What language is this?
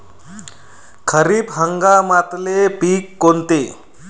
Marathi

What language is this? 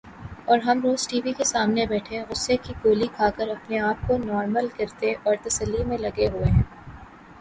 Urdu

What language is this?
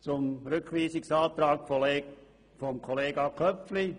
Swiss German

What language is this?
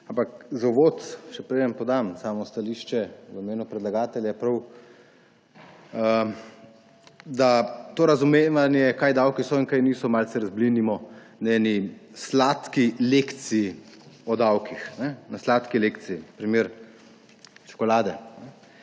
Slovenian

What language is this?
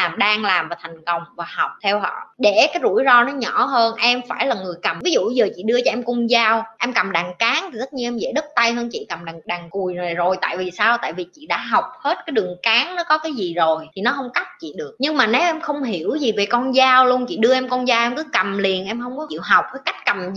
Vietnamese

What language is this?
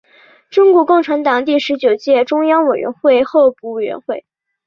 Chinese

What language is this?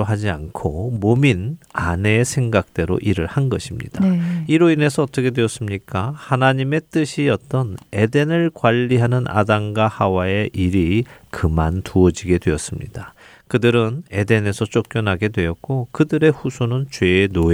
Korean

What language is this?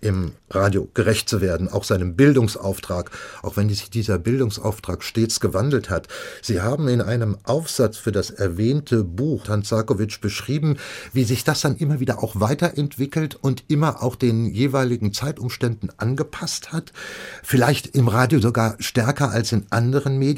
German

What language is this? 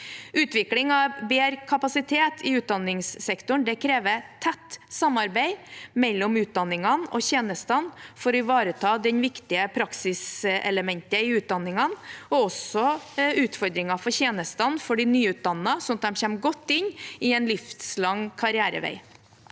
Norwegian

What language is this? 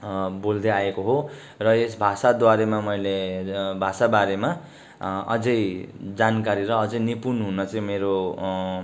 Nepali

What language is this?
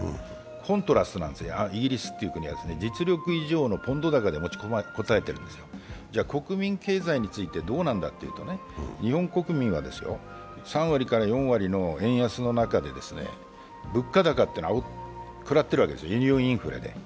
Japanese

